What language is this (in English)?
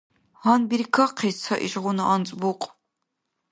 Dargwa